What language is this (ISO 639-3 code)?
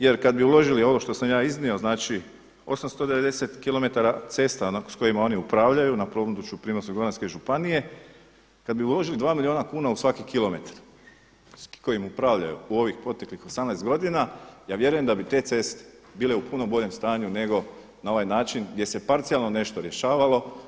hrv